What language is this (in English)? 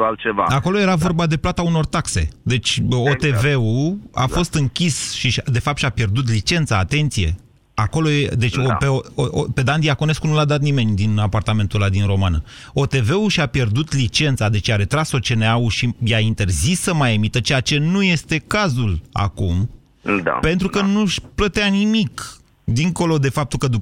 Romanian